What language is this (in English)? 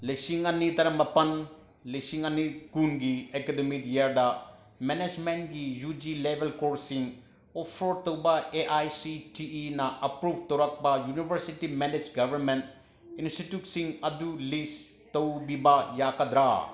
Manipuri